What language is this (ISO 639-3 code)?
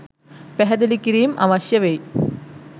sin